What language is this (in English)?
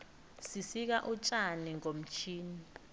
South Ndebele